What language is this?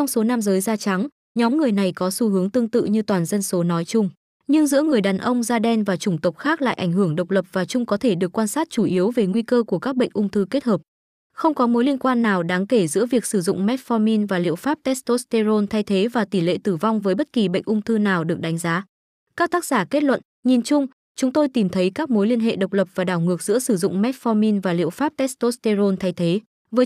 Vietnamese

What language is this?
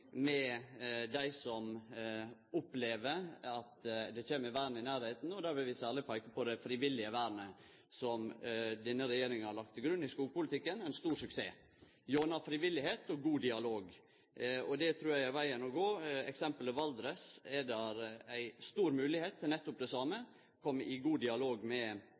Norwegian Nynorsk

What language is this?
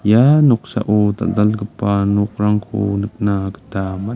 Garo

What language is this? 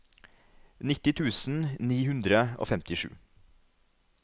Norwegian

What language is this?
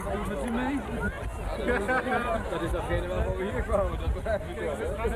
Dutch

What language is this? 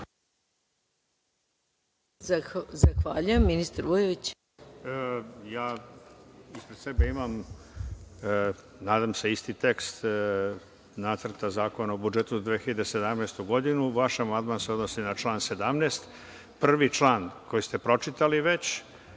Serbian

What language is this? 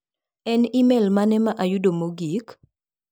Luo (Kenya and Tanzania)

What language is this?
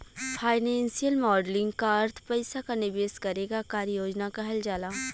Bhojpuri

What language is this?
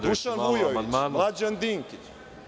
Serbian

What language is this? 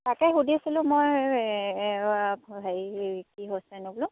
Assamese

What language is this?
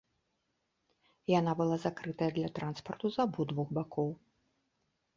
Belarusian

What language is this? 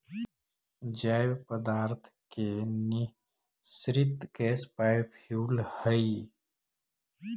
Magahi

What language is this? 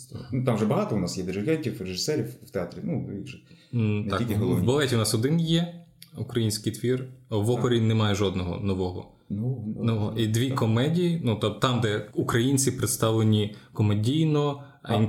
Ukrainian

